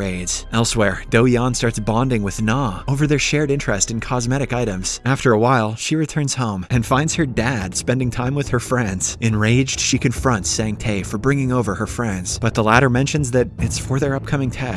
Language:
English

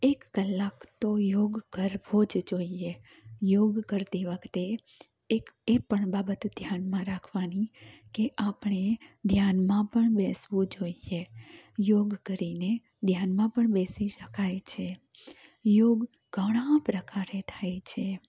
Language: Gujarati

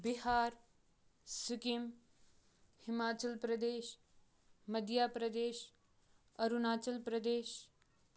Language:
Kashmiri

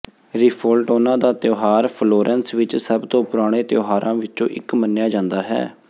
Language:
Punjabi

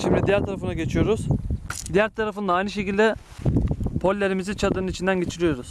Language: Turkish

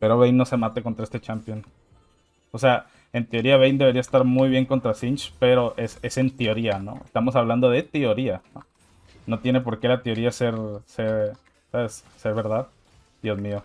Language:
Spanish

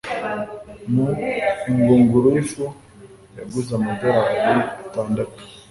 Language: Kinyarwanda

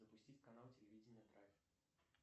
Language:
Russian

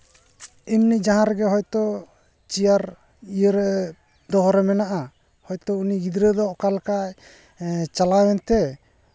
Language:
Santali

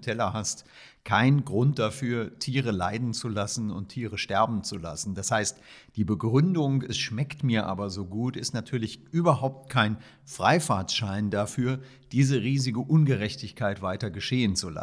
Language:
German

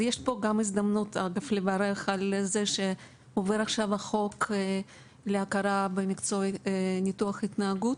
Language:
Hebrew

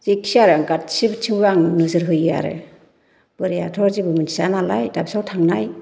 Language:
Bodo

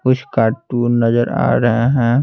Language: Hindi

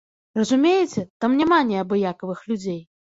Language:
Belarusian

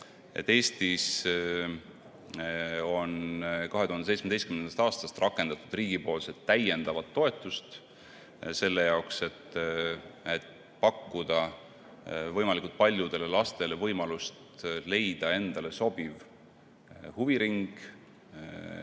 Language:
Estonian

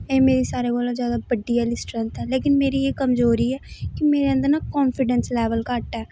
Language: Dogri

